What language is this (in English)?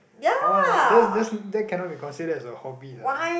English